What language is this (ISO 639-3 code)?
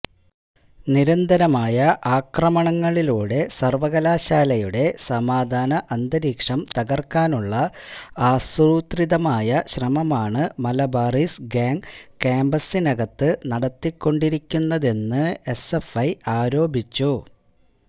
mal